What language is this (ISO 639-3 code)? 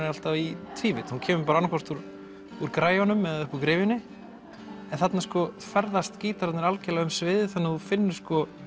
isl